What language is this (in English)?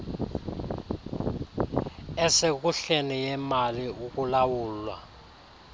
Xhosa